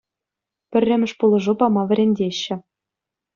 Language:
Chuvash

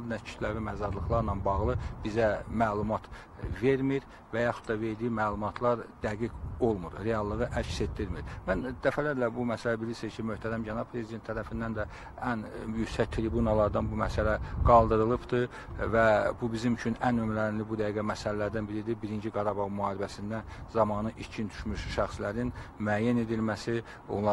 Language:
Turkish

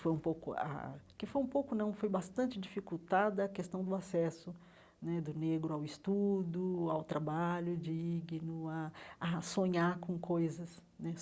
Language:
Portuguese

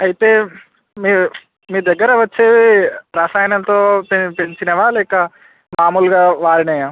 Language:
Telugu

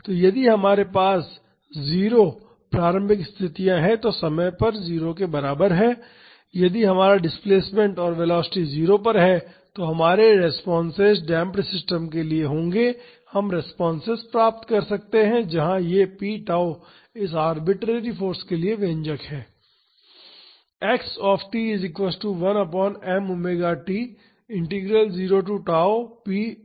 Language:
Hindi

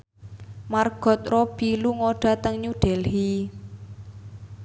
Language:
Javanese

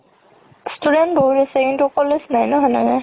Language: Assamese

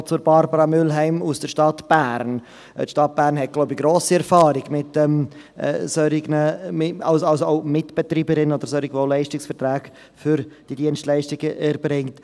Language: Swiss German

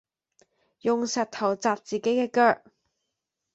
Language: Cantonese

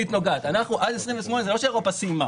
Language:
Hebrew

